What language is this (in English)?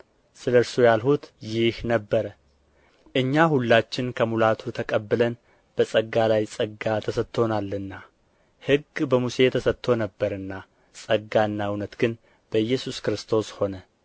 Amharic